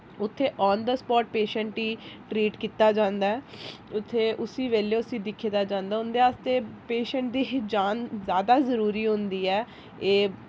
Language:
Dogri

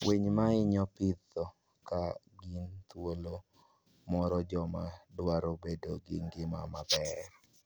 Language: Luo (Kenya and Tanzania)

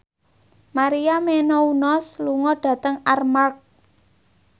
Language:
Javanese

